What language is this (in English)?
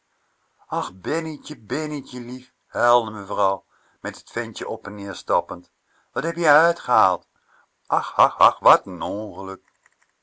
Dutch